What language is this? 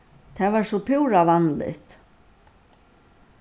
Faroese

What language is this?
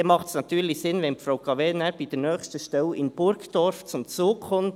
Swiss German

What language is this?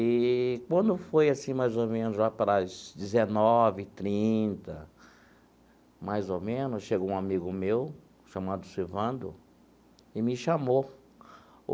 Portuguese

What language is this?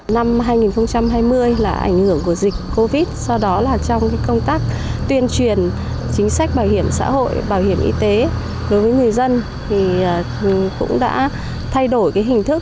Vietnamese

